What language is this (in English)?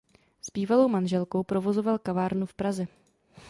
Czech